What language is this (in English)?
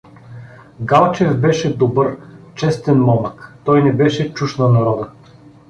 Bulgarian